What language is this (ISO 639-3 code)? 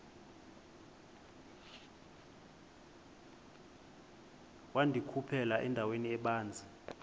xho